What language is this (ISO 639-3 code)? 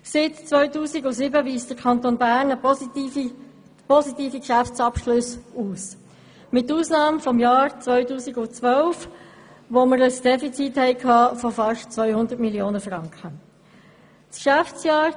gsw